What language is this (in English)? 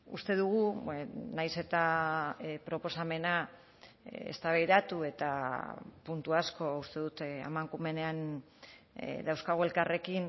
Basque